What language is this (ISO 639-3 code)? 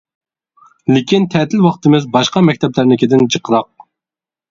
uig